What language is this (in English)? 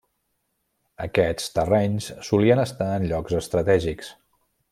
Catalan